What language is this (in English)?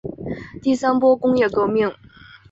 Chinese